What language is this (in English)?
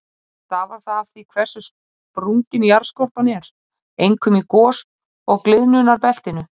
Icelandic